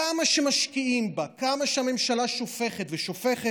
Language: Hebrew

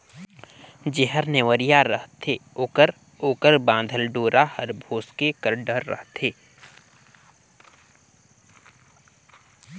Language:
Chhattisgarhi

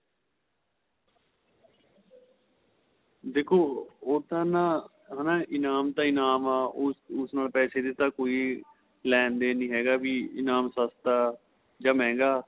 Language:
Punjabi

